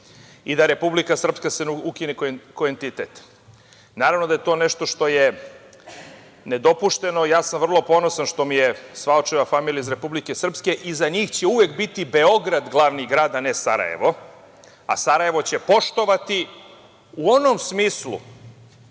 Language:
Serbian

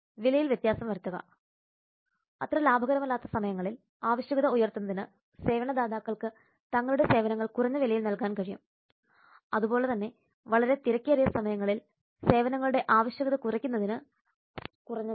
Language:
Malayalam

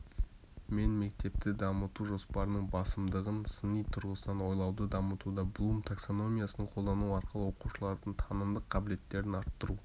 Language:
Kazakh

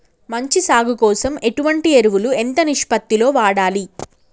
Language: Telugu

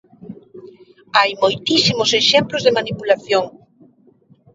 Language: Galician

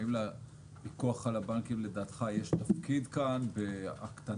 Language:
Hebrew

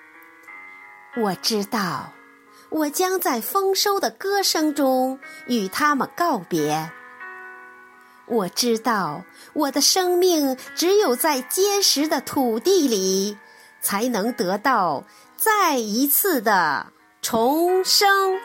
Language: Chinese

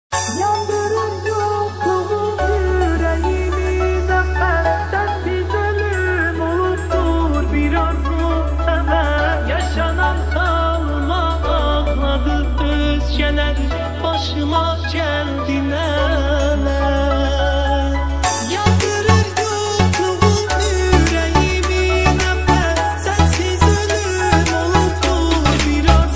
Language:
Arabic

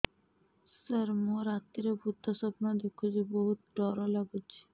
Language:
Odia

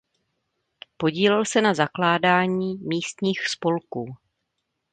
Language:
Czech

